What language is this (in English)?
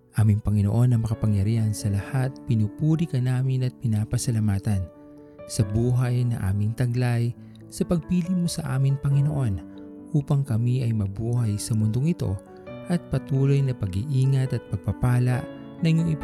Filipino